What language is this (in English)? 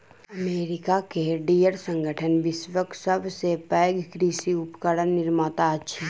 Maithili